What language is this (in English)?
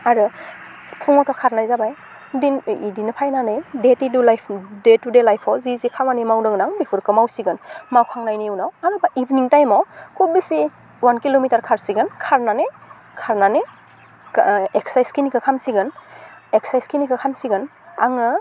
Bodo